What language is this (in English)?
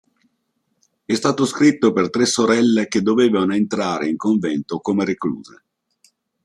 Italian